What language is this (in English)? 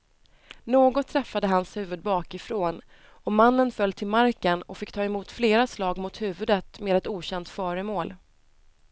Swedish